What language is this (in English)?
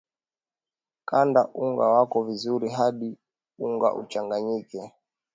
Swahili